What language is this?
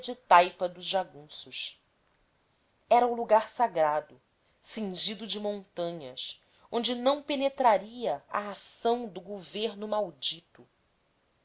Portuguese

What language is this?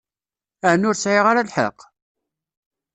Kabyle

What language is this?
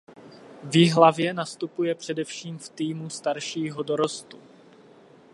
Czech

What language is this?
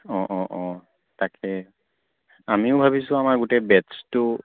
Assamese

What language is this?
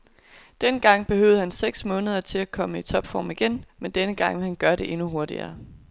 Danish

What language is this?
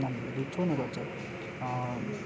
Nepali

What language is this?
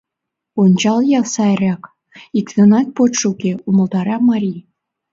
Mari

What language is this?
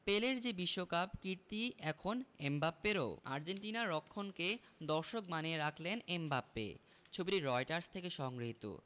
Bangla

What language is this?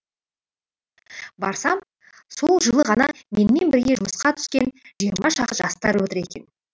Kazakh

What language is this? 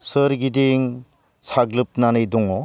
Bodo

